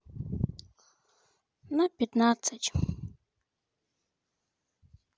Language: Russian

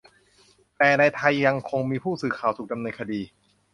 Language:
Thai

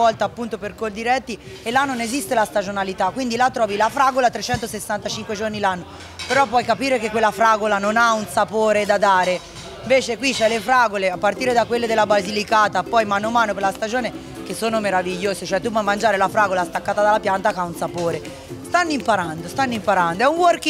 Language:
Italian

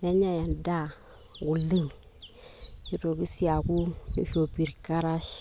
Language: Masai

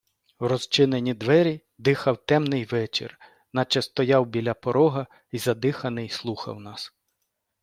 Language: Ukrainian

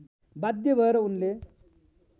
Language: Nepali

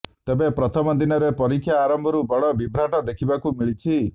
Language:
Odia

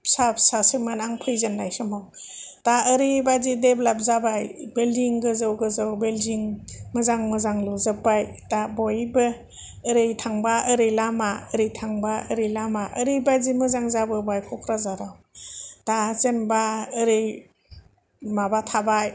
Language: Bodo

